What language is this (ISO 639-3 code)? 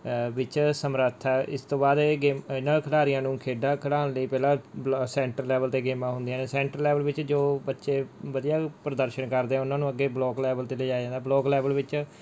pan